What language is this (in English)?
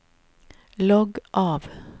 Norwegian